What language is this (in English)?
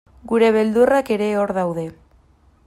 Basque